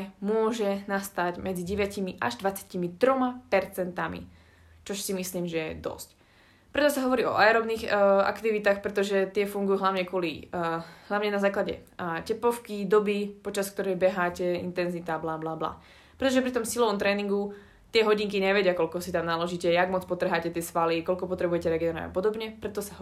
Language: Slovak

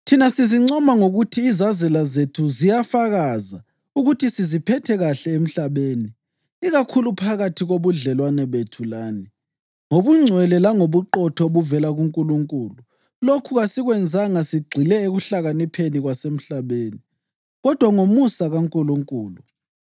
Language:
North Ndebele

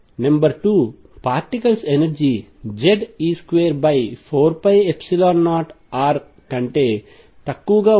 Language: Telugu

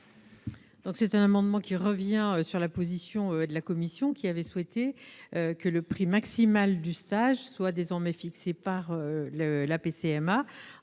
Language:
French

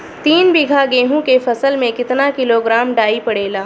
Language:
Bhojpuri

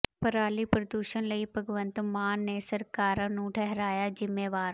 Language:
Punjabi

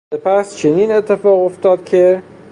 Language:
Persian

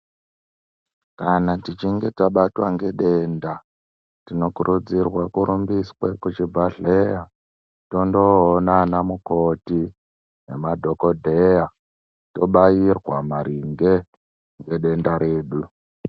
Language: Ndau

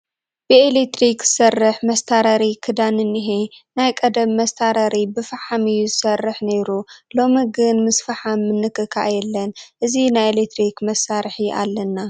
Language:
Tigrinya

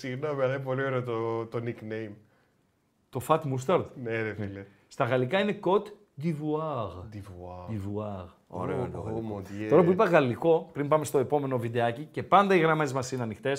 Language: Greek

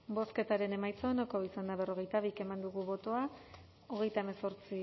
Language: Basque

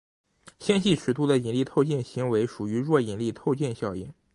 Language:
Chinese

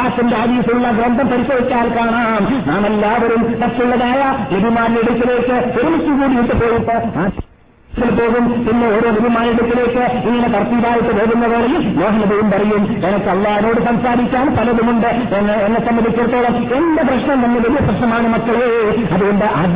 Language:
Malayalam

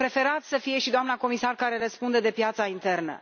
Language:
Romanian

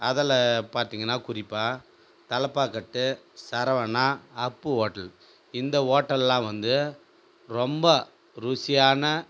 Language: Tamil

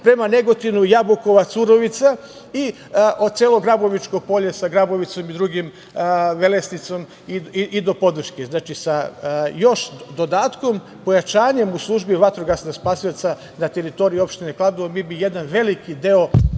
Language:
Serbian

